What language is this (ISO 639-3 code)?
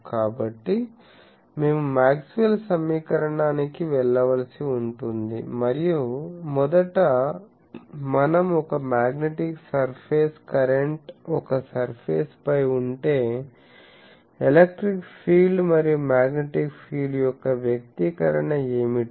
tel